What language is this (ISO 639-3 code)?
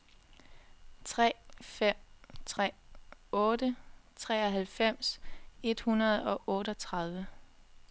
dan